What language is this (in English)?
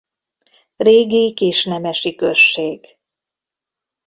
Hungarian